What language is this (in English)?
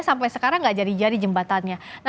Indonesian